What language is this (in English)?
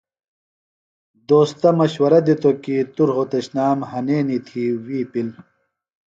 Phalura